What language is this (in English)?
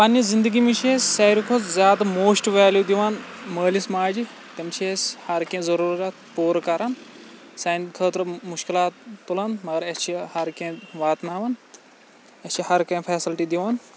Kashmiri